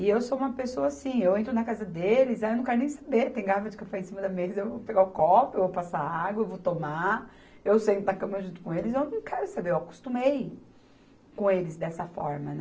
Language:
Portuguese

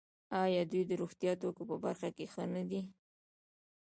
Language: Pashto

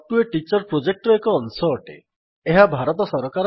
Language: Odia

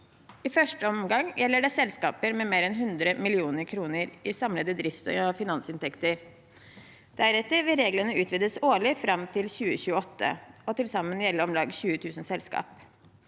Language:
Norwegian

